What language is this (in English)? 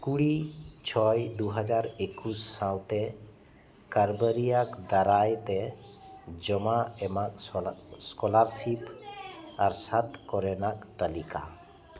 Santali